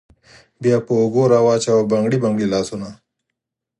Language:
Pashto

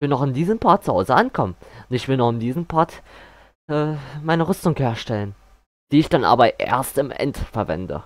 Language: German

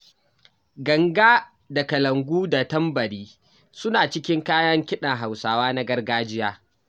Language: Hausa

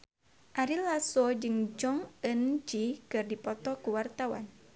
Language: Sundanese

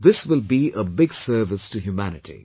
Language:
English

